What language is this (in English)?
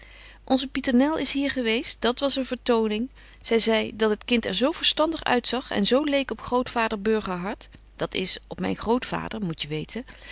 Dutch